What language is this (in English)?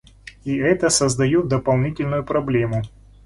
Russian